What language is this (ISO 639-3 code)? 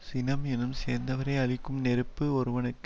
tam